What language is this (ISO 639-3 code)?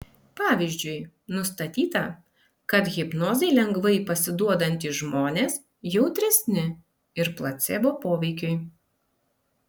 lit